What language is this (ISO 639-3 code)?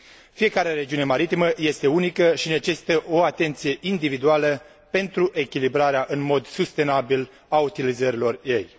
ron